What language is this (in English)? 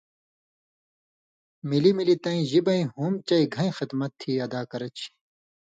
Indus Kohistani